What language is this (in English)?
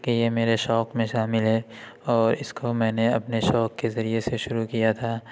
Urdu